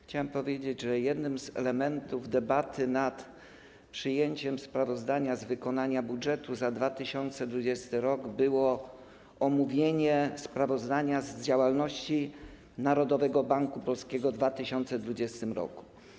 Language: Polish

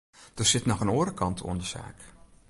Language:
Western Frisian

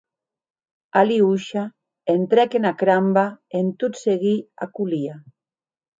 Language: Occitan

